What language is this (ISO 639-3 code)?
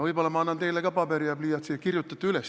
est